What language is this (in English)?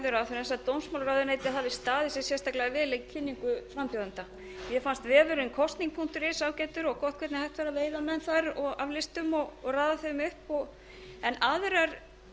Icelandic